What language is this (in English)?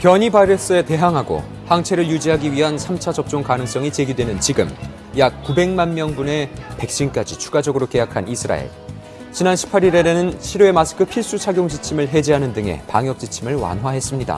Korean